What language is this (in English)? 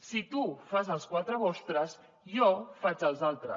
Catalan